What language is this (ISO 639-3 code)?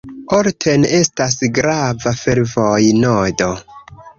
epo